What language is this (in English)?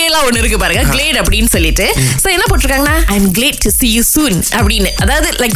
Tamil